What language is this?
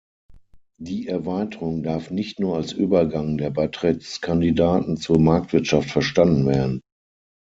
German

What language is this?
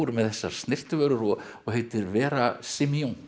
Icelandic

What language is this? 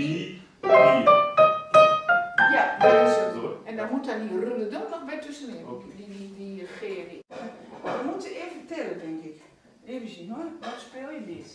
Dutch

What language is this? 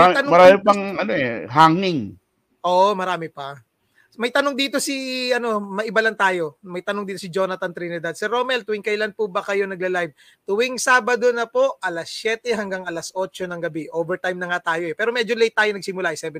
Filipino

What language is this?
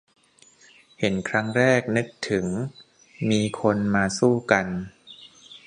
Thai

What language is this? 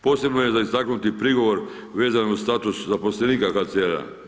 Croatian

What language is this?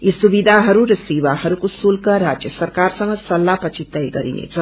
Nepali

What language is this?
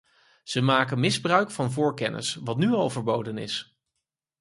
Dutch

